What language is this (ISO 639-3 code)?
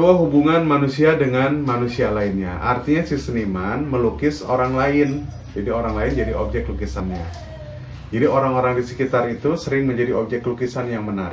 ind